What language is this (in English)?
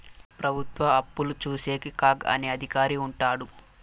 Telugu